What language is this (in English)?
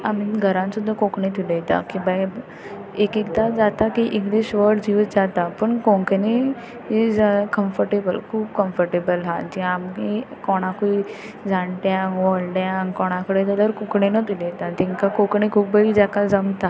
Konkani